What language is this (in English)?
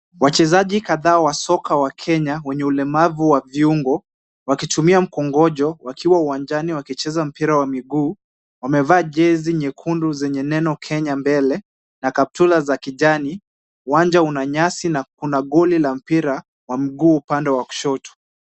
Swahili